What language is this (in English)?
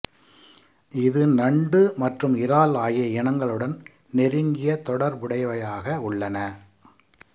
Tamil